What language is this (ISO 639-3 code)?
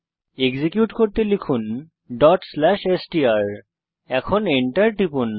ben